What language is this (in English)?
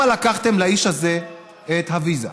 Hebrew